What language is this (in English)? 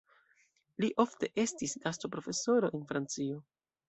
Esperanto